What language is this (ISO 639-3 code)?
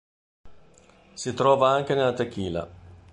ita